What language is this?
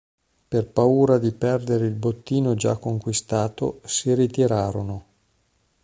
Italian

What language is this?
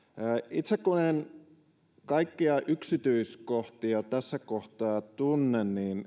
Finnish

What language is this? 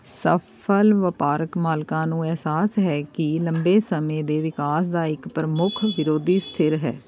Punjabi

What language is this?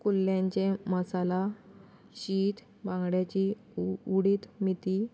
Konkani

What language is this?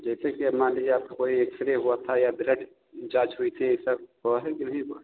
Hindi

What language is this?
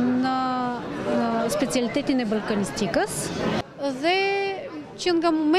Romanian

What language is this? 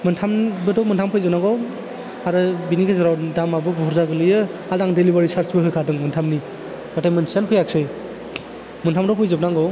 Bodo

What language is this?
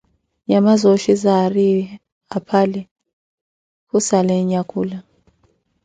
Koti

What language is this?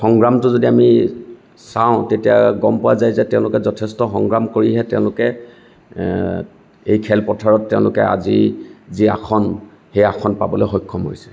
Assamese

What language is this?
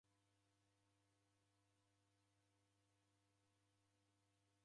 Taita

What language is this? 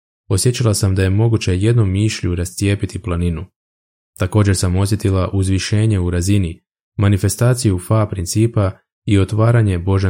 Croatian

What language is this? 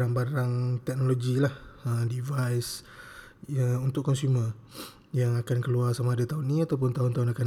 Malay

